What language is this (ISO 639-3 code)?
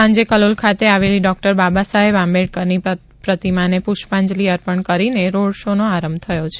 guj